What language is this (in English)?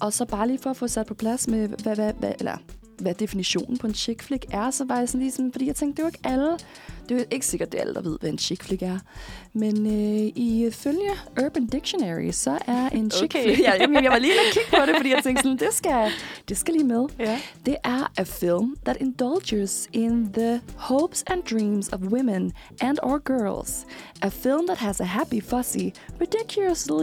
Danish